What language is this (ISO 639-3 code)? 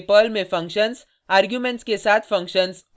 hin